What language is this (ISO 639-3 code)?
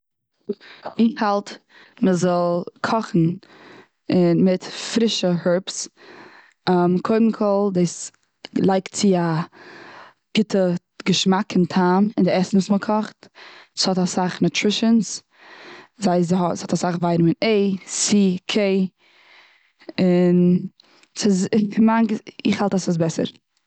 yid